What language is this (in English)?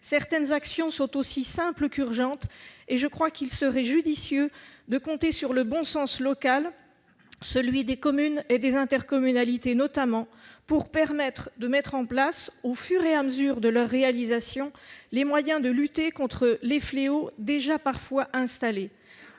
French